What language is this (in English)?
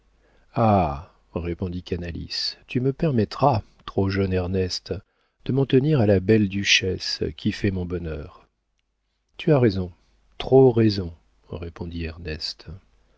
French